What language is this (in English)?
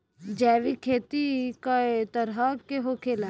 Bhojpuri